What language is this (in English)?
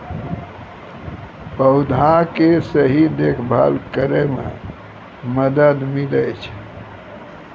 Maithili